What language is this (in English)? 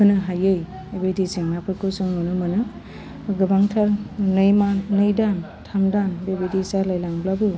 Bodo